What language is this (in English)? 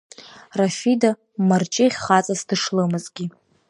Abkhazian